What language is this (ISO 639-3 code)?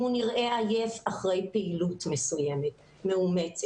heb